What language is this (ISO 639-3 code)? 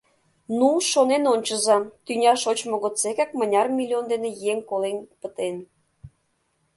chm